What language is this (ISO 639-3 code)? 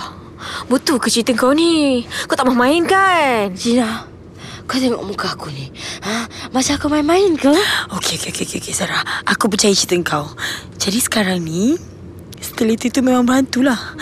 msa